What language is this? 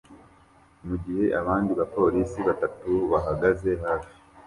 Kinyarwanda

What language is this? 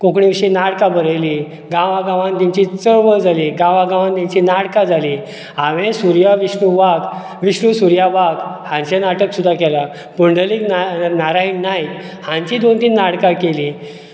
Konkani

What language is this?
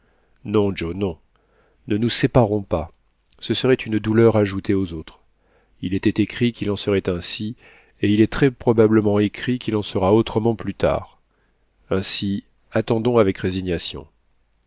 French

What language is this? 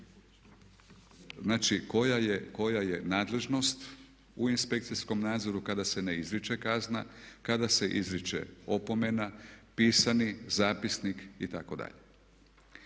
Croatian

